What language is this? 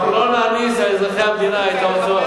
Hebrew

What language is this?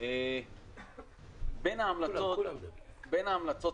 Hebrew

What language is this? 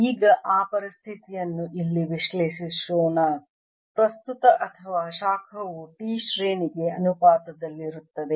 Kannada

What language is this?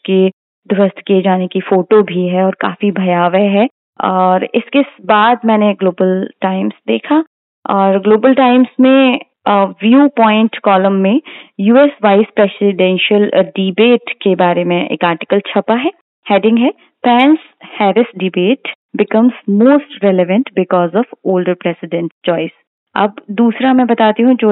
Hindi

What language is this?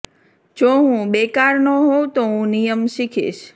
Gujarati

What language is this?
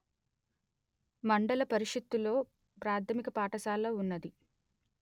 Telugu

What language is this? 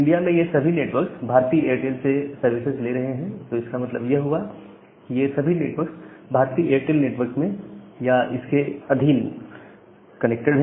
Hindi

